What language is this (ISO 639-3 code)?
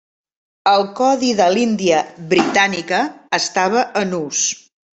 cat